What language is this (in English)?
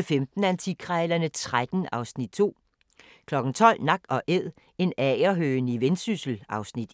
Danish